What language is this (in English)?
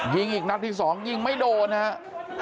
Thai